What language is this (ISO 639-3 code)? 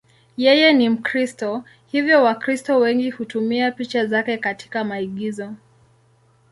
swa